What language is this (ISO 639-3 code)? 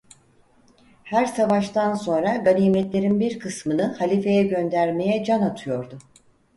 tur